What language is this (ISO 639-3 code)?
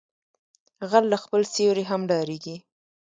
pus